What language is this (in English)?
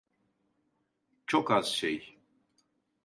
Turkish